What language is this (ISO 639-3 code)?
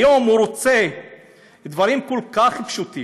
heb